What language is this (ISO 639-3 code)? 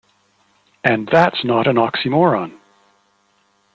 eng